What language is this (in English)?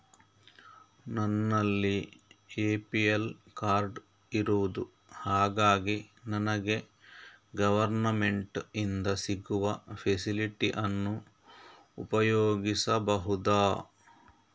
Kannada